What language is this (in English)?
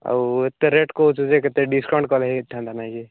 Odia